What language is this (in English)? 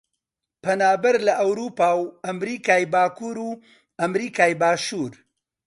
Central Kurdish